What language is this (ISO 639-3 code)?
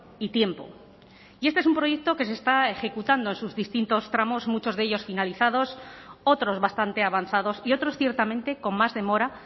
spa